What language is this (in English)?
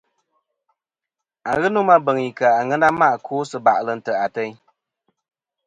Kom